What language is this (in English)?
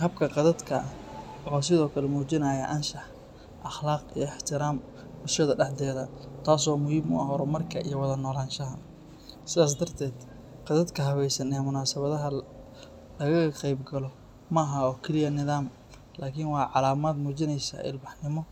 Somali